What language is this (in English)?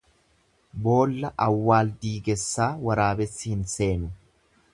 Oromo